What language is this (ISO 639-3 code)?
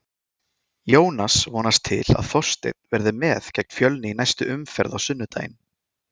isl